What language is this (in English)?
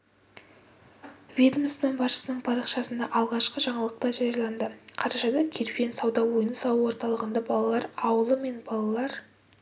Kazakh